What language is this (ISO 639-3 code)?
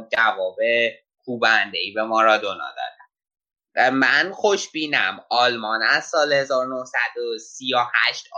fas